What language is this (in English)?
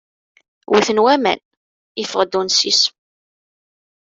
Kabyle